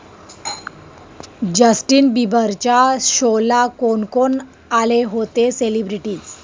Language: Marathi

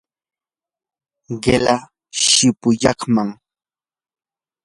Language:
Yanahuanca Pasco Quechua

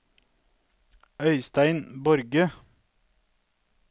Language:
Norwegian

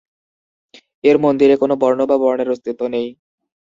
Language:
Bangla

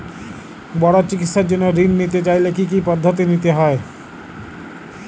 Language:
Bangla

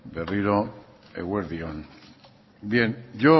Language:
Basque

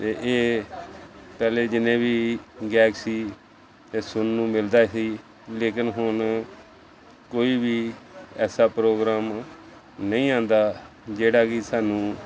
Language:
Punjabi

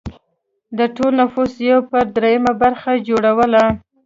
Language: Pashto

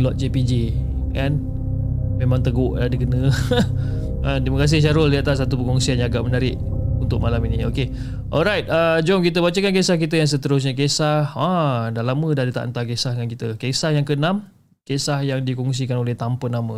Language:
Malay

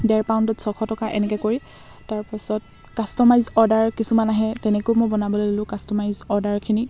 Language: Assamese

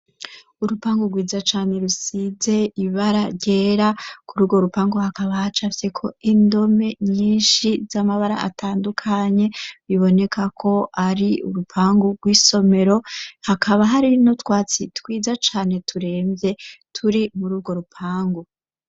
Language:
Rundi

